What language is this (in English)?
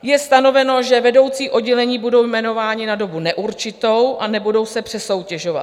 Czech